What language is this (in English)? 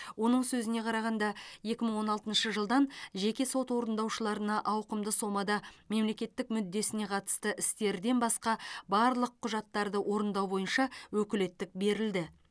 Kazakh